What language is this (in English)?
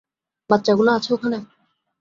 Bangla